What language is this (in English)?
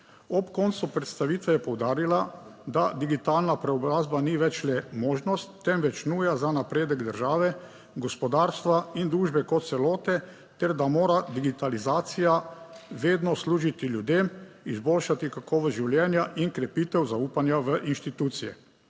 Slovenian